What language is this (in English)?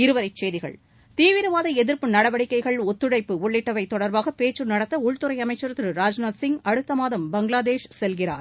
Tamil